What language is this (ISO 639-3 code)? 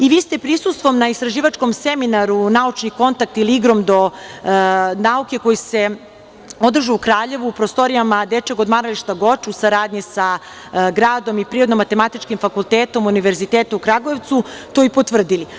srp